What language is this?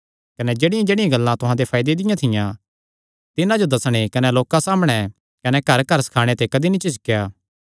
Kangri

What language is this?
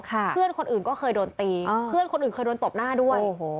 Thai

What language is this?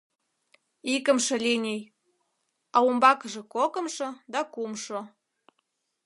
Mari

